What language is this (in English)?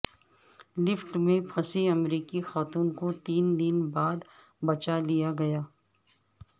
Urdu